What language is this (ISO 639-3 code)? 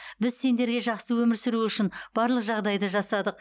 kaz